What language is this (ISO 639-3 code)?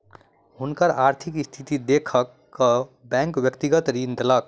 mai